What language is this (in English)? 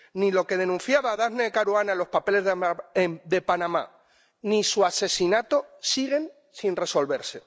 Spanish